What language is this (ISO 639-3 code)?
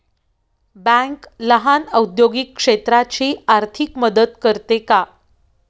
mar